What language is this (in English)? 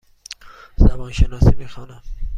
Persian